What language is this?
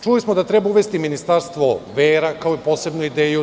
Serbian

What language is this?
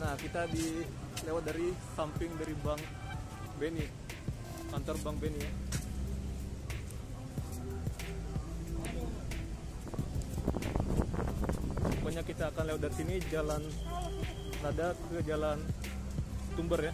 Indonesian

